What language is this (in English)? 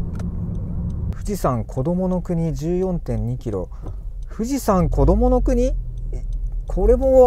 Japanese